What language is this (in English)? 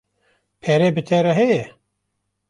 Kurdish